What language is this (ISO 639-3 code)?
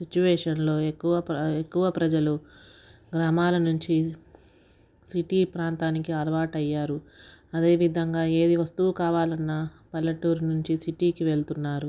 tel